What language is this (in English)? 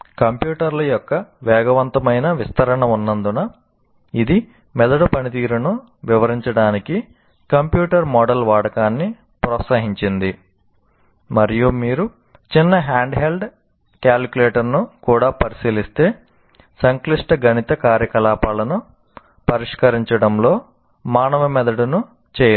Telugu